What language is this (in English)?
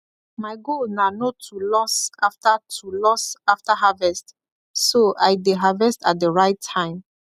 Nigerian Pidgin